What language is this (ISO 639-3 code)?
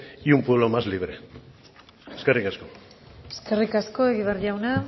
eus